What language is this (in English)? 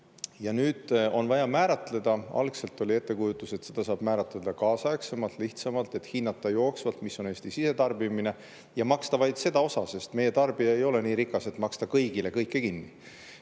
Estonian